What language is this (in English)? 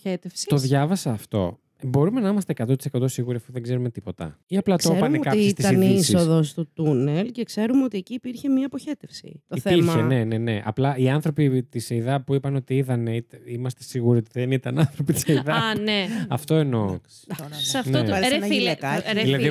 Greek